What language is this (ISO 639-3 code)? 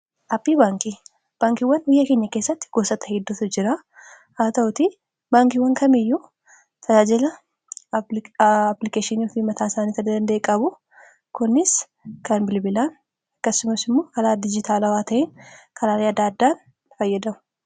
orm